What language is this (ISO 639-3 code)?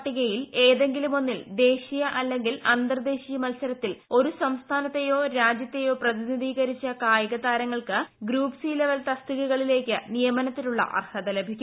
mal